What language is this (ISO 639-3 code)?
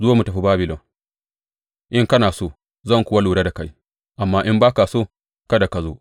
hau